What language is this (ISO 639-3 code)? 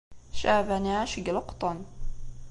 kab